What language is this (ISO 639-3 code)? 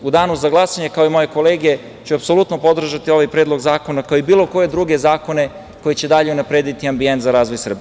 srp